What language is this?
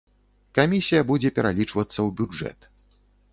Belarusian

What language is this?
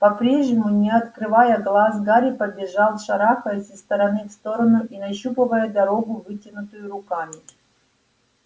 Russian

